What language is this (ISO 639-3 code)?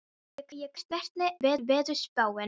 isl